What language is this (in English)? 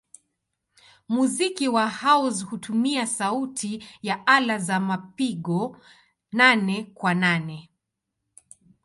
Swahili